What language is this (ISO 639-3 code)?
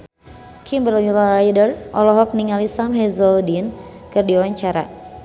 sun